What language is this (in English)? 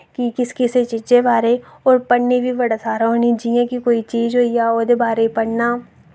Dogri